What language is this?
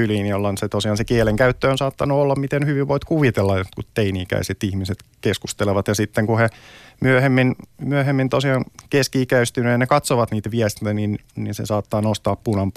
Finnish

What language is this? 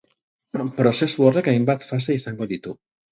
Basque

